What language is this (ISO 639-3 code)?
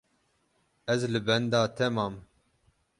kur